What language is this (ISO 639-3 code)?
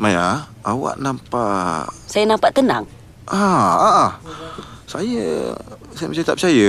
msa